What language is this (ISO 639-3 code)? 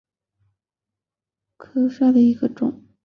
zho